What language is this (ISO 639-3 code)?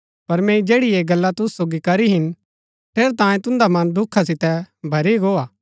gbk